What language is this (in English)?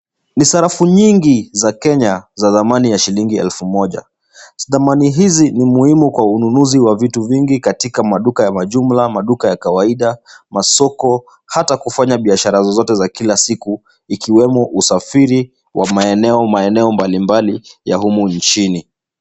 Swahili